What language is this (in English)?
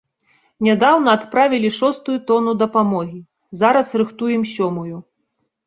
Belarusian